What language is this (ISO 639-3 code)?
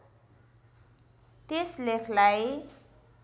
nep